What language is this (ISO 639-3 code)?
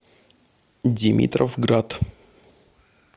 rus